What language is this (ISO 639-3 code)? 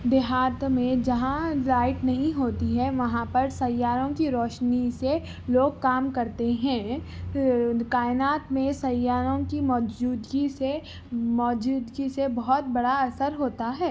urd